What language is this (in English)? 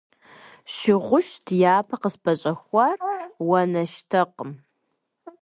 Kabardian